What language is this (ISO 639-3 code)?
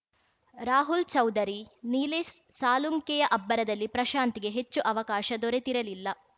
kan